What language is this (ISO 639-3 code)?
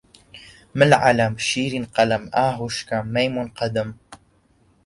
ckb